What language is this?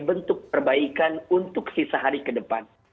Indonesian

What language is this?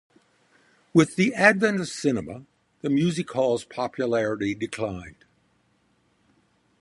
English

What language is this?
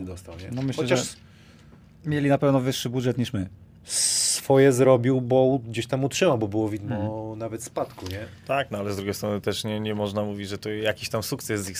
Polish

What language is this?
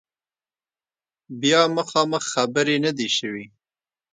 Pashto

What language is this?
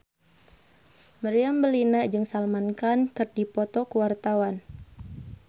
Sundanese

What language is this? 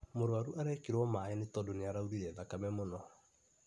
Kikuyu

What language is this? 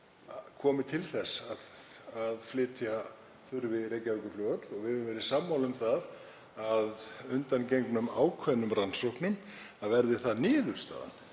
Icelandic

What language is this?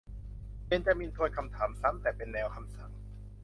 Thai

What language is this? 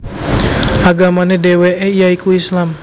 Javanese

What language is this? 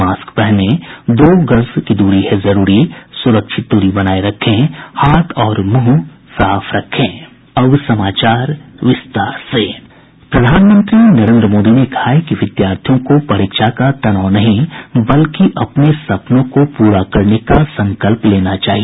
Hindi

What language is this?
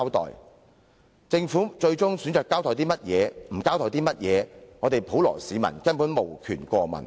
Cantonese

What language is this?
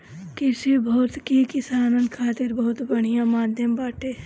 Bhojpuri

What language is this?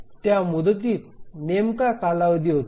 Marathi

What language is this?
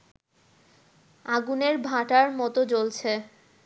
Bangla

